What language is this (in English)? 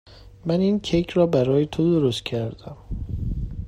Persian